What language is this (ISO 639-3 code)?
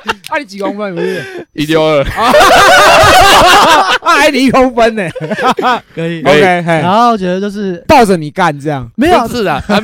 zho